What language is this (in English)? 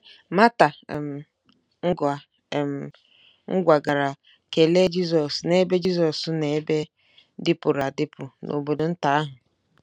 Igbo